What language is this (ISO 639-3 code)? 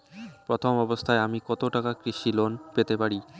ben